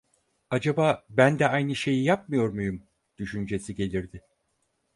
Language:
Turkish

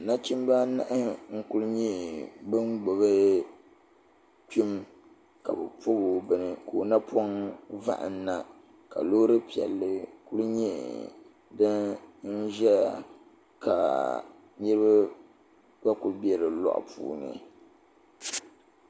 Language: Dagbani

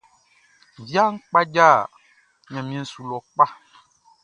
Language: Baoulé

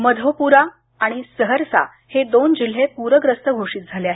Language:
Marathi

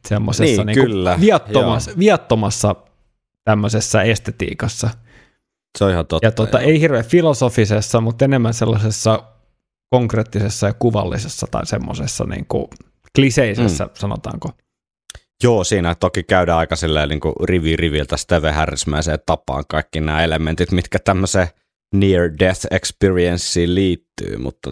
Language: Finnish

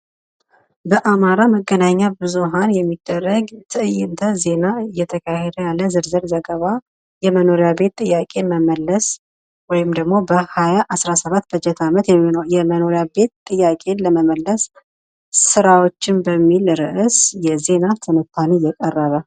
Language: Amharic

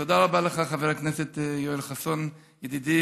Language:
Hebrew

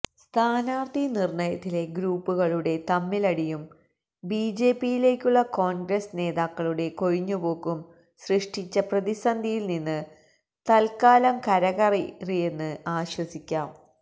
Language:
Malayalam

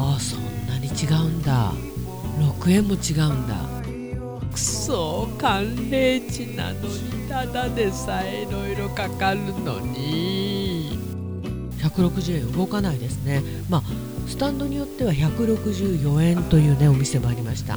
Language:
Japanese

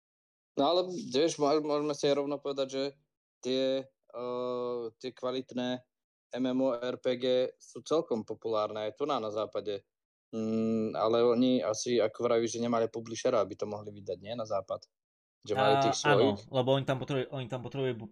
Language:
Slovak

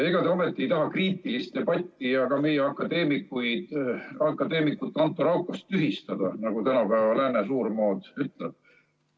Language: Estonian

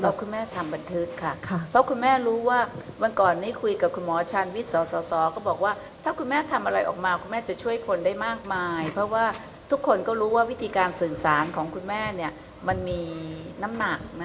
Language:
Thai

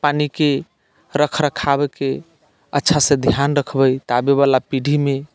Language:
Maithili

